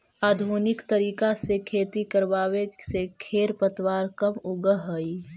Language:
Magahi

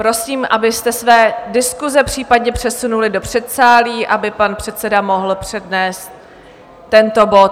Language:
Czech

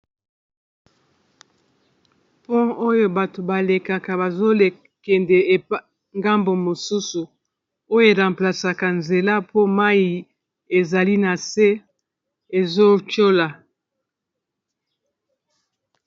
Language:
Lingala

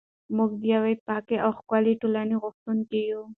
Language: Pashto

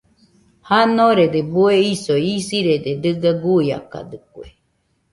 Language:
Nüpode Huitoto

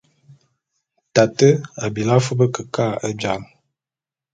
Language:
Bulu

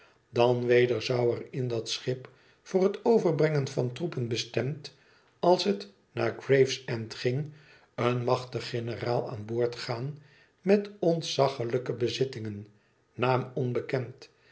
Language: Dutch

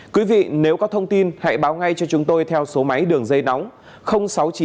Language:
Vietnamese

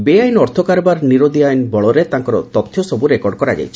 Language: Odia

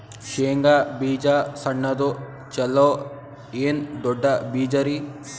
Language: Kannada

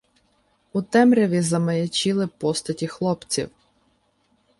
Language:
Ukrainian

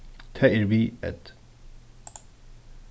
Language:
Faroese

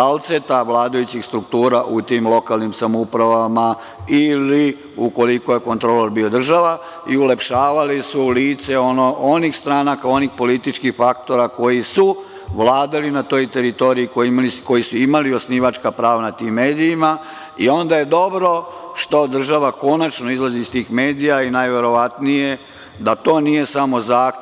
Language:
Serbian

